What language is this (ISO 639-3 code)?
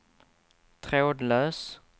swe